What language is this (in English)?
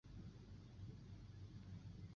Chinese